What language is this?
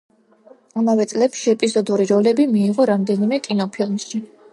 Georgian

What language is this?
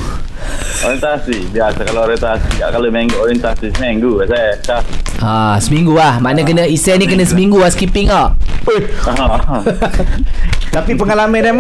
Malay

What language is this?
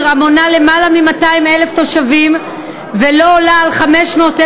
Hebrew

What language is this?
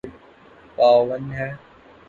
Urdu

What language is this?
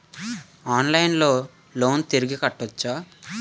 Telugu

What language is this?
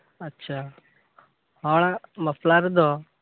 Santali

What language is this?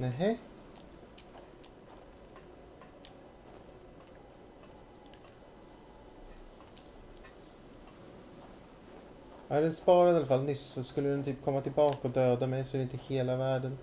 Swedish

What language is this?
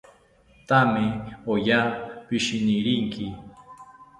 South Ucayali Ashéninka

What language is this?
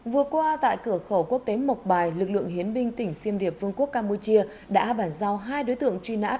Vietnamese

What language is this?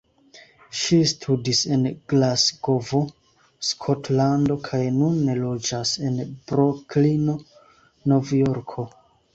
Esperanto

